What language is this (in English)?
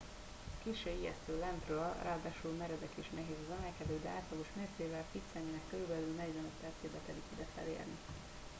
Hungarian